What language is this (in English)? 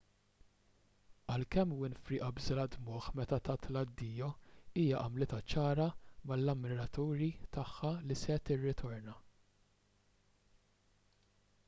Maltese